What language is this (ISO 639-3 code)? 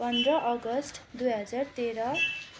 nep